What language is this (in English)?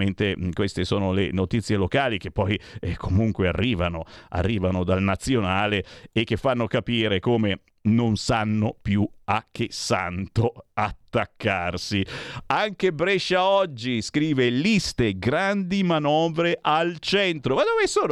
Italian